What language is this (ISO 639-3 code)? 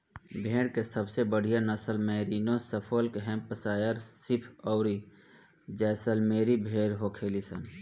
bho